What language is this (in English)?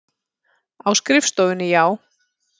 Icelandic